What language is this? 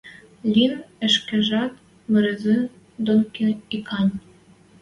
Western Mari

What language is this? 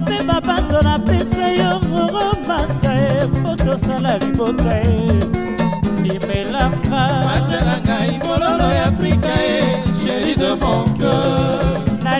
Romanian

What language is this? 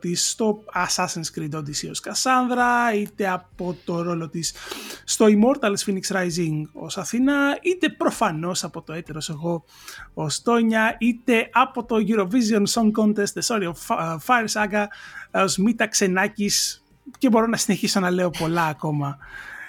Greek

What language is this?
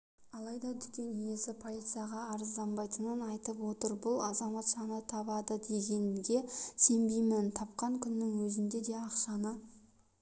Kazakh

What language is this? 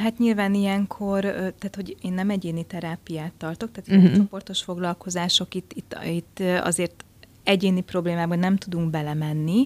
Hungarian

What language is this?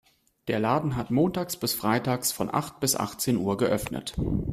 German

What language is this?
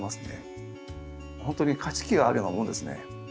Japanese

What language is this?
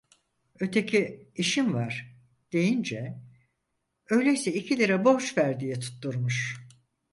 Turkish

